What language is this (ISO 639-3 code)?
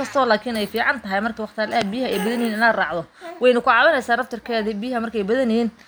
som